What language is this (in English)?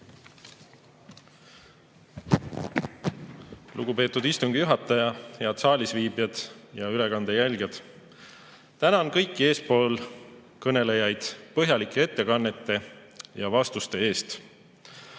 Estonian